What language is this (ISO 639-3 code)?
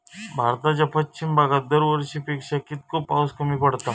mar